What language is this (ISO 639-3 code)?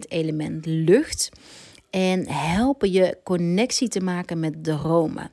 nld